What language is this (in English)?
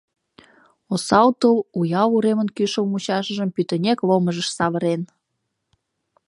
Mari